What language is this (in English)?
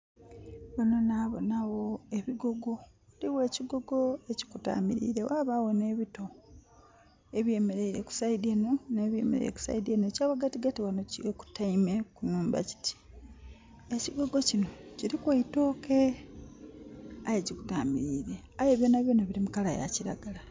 Soga